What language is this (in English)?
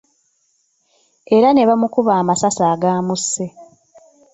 Ganda